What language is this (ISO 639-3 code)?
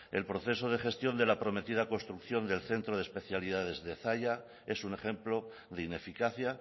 spa